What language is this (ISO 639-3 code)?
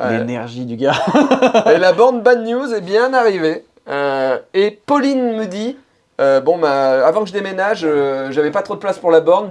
fra